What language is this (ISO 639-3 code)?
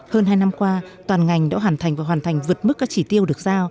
vie